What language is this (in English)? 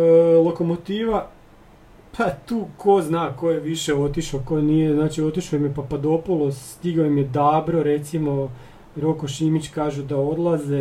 Croatian